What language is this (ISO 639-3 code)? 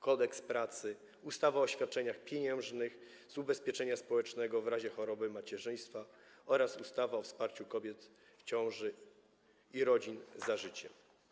pol